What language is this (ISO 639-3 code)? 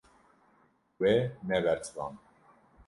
kur